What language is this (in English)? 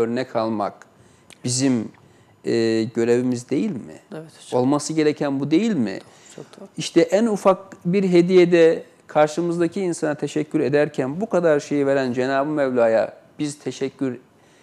Turkish